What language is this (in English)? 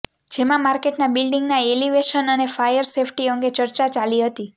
Gujarati